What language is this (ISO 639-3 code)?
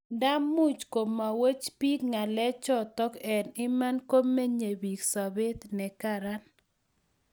kln